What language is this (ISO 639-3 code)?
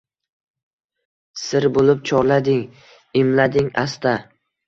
uzb